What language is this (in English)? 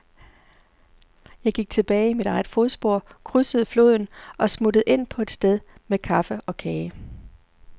Danish